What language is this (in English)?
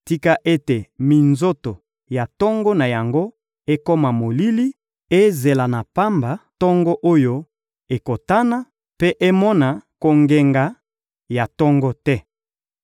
Lingala